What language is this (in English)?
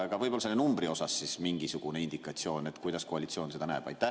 Estonian